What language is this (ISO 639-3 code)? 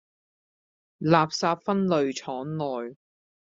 yue